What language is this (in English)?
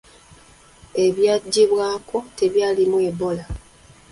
Ganda